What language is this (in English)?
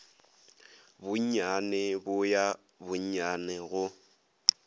Northern Sotho